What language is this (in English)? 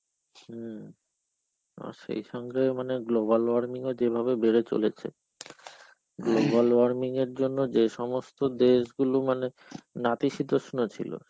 Bangla